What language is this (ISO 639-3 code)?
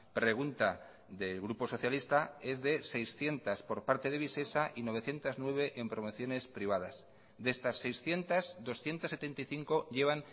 spa